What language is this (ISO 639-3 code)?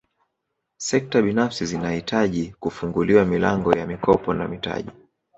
swa